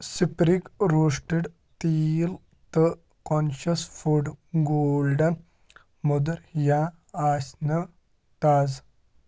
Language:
Kashmiri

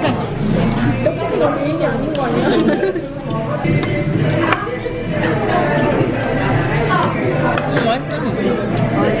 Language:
Korean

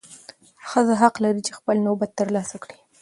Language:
Pashto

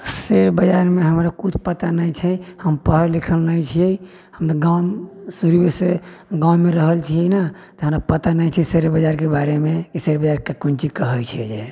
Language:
Maithili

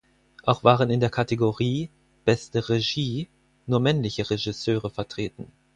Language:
German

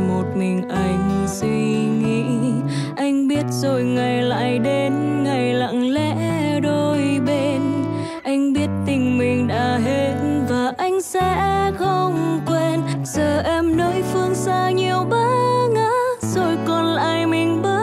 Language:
Vietnamese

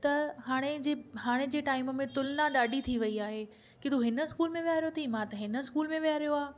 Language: Sindhi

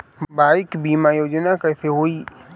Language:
Bhojpuri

